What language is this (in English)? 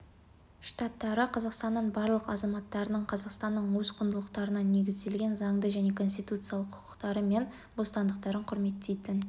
Kazakh